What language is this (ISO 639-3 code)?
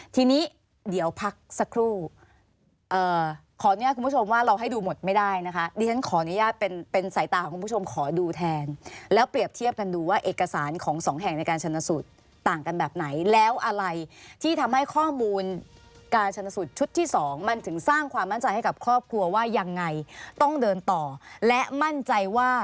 tha